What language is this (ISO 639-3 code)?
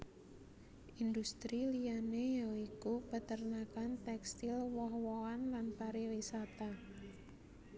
jav